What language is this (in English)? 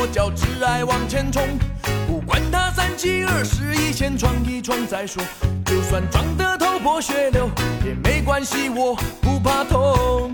Chinese